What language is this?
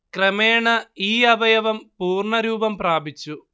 Malayalam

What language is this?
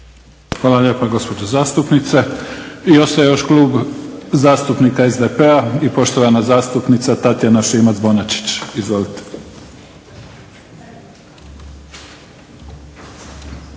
Croatian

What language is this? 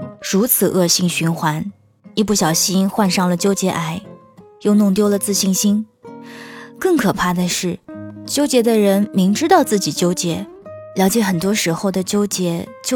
Chinese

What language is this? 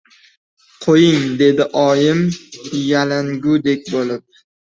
Uzbek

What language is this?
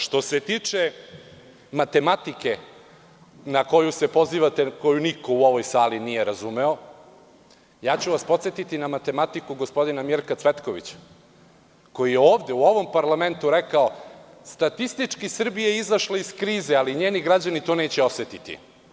Serbian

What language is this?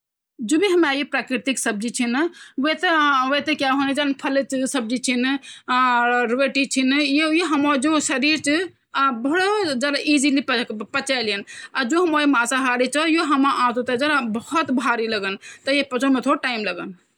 Garhwali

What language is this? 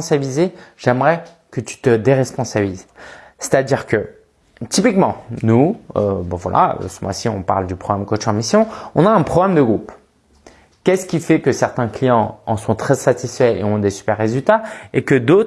French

